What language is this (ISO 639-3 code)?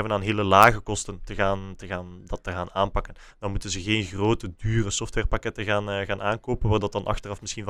nld